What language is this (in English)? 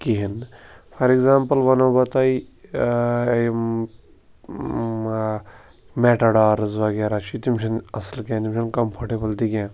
Kashmiri